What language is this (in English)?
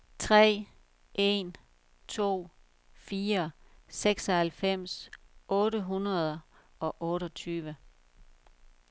Danish